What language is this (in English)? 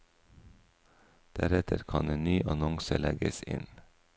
Norwegian